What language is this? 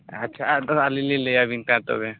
Santali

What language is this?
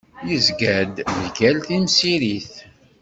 Kabyle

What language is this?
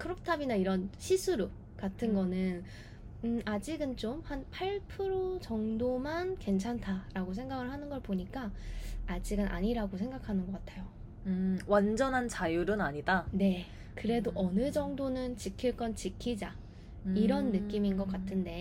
Korean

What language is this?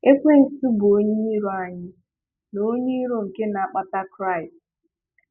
Igbo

